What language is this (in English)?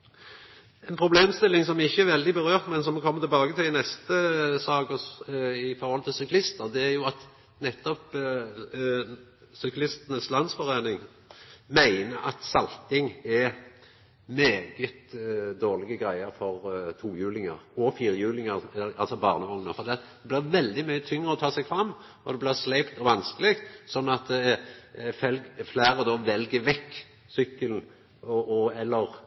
Norwegian Nynorsk